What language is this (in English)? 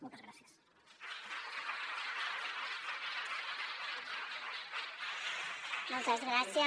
Catalan